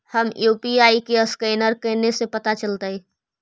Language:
Magahi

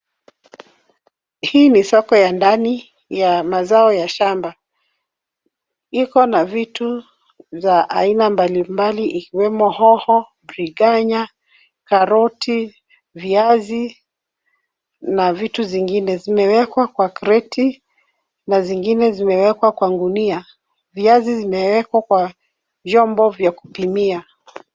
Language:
Swahili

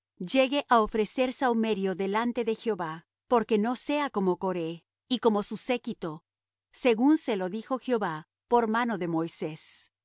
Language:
Spanish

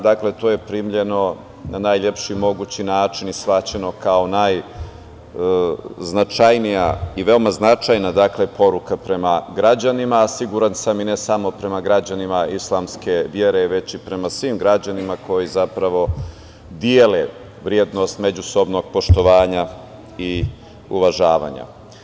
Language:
Serbian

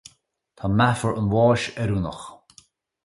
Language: Irish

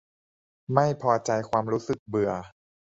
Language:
Thai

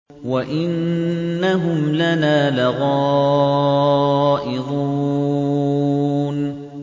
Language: Arabic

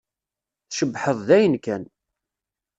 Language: Kabyle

